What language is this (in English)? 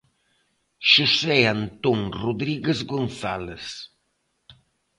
Galician